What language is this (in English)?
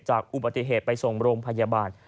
Thai